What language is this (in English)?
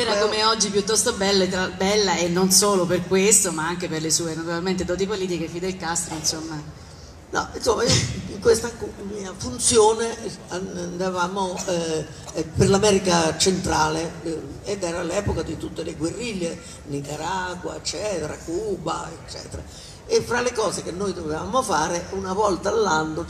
Italian